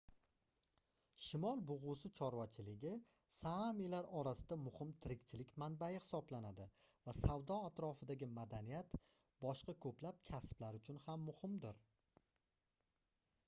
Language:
Uzbek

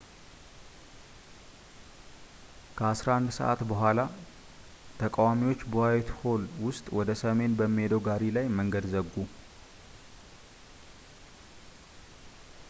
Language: Amharic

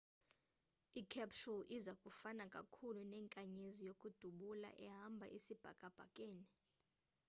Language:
Xhosa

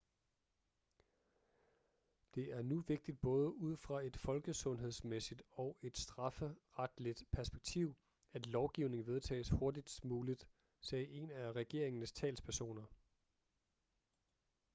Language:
Danish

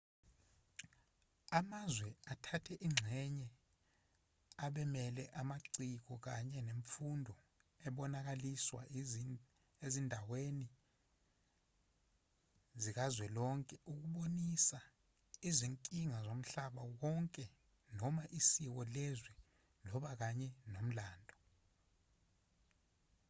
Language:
Zulu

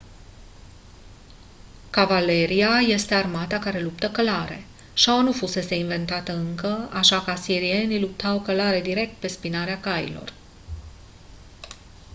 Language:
Romanian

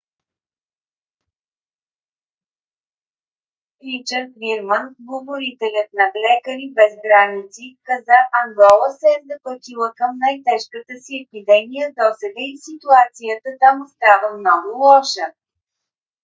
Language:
Bulgarian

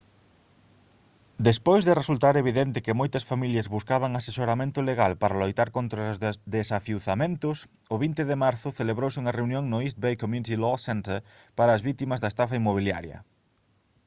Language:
Galician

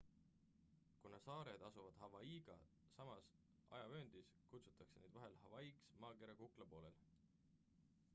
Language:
Estonian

